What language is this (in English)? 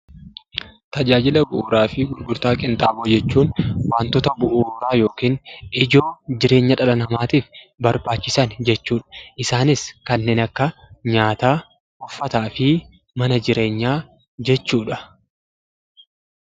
Oromo